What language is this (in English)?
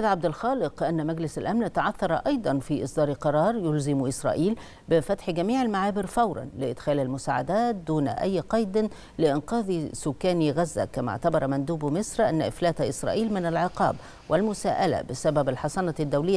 Arabic